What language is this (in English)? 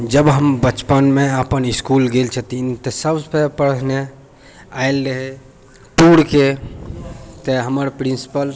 Maithili